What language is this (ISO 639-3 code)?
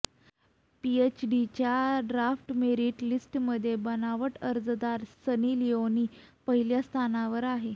mar